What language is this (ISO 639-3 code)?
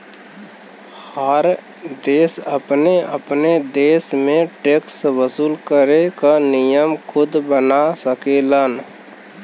bho